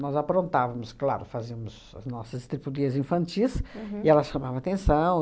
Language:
Portuguese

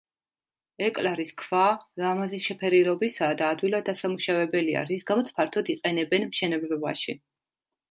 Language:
Georgian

